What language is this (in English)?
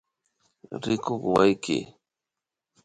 Imbabura Highland Quichua